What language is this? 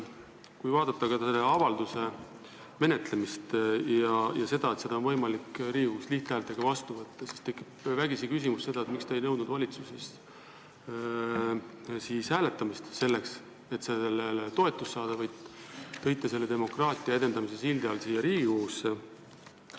Estonian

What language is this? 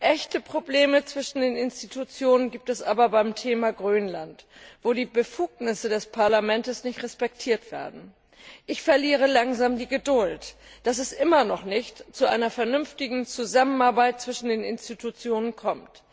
German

